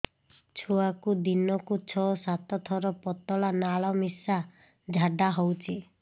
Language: Odia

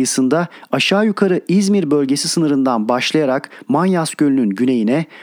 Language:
Turkish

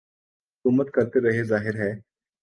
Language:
Urdu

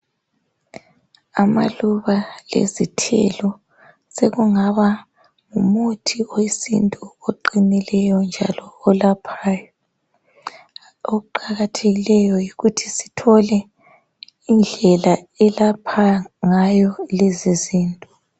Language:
North Ndebele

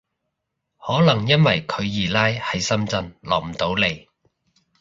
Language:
Cantonese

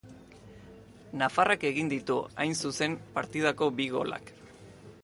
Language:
Basque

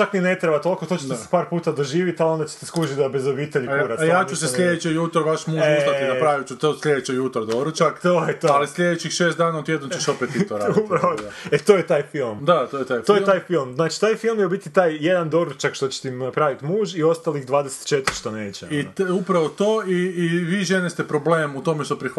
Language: Croatian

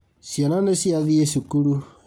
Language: Kikuyu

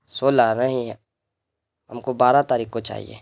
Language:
Urdu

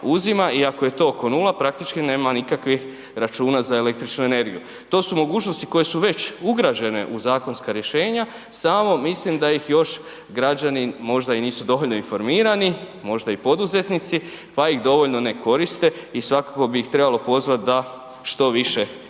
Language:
Croatian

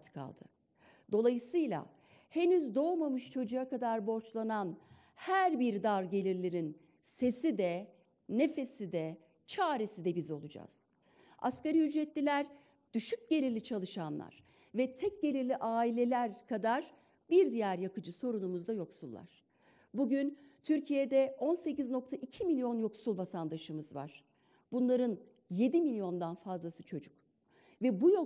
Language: Turkish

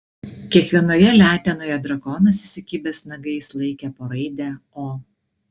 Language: Lithuanian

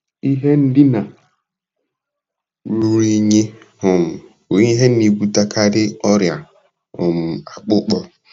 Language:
Igbo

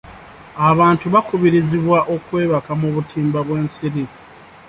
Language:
Ganda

